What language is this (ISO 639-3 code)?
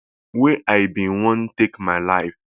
pcm